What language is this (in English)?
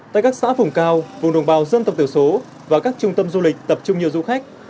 Vietnamese